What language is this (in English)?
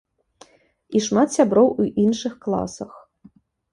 Belarusian